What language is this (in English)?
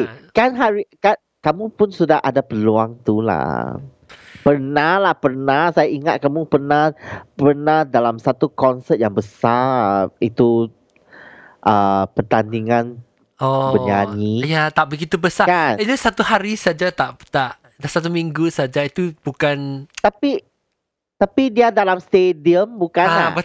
Malay